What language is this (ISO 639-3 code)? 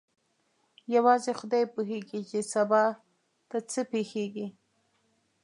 pus